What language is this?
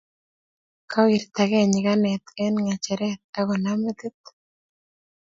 Kalenjin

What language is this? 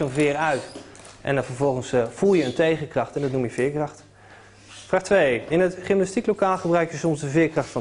Dutch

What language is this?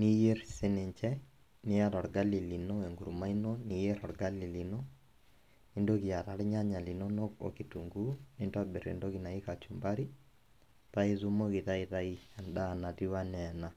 Masai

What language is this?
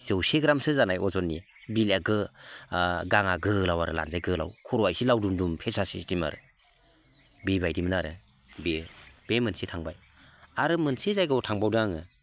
Bodo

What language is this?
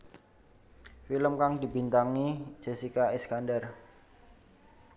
Javanese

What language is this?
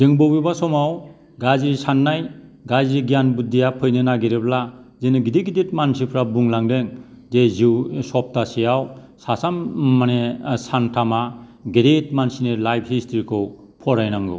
Bodo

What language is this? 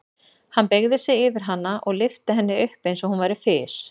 Icelandic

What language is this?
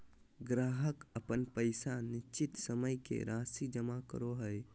Magahi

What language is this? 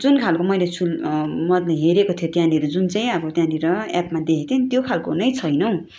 Nepali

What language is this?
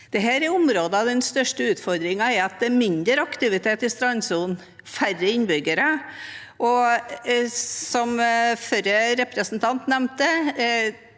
Norwegian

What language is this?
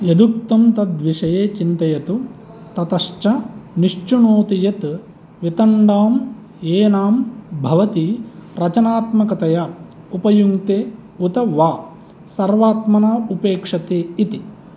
Sanskrit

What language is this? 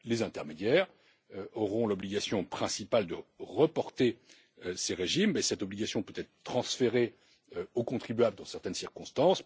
French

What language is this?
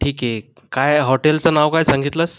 Marathi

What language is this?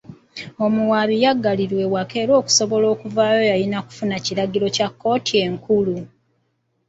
Ganda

